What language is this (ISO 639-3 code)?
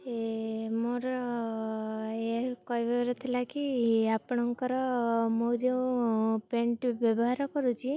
ori